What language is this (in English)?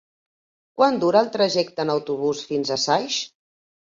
Catalan